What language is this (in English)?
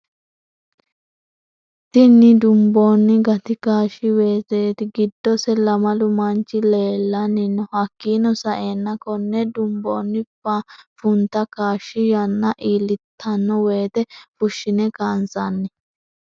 Sidamo